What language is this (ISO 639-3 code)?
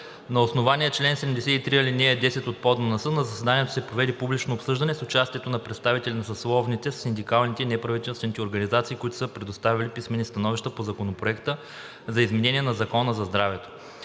bul